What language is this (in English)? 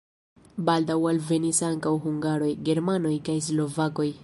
Esperanto